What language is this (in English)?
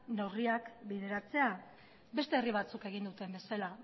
Basque